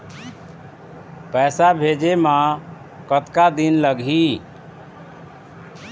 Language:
Chhattisgarhi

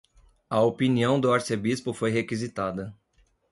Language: Portuguese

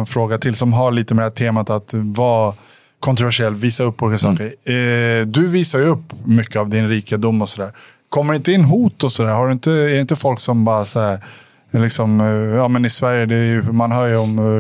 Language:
Swedish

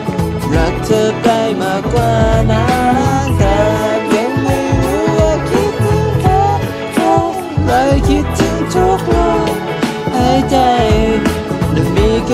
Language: Thai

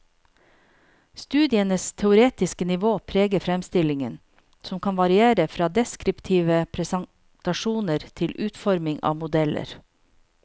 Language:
Norwegian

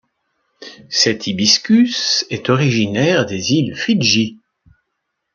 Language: French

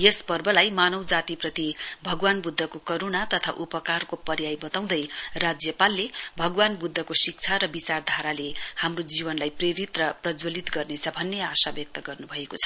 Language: Nepali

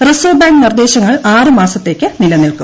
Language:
Malayalam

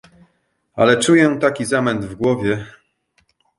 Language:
Polish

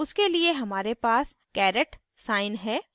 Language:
Hindi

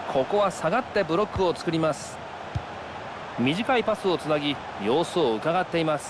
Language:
Japanese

